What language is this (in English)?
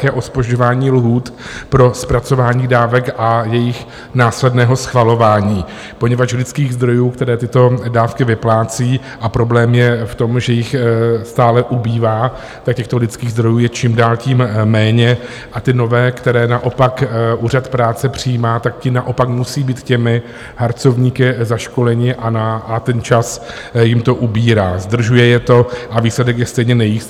Czech